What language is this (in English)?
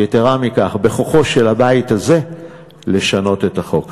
Hebrew